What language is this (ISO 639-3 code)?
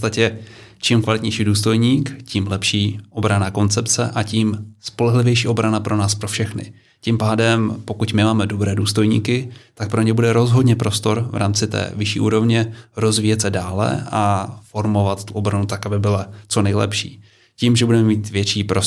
ces